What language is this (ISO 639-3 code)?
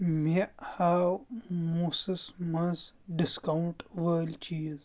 kas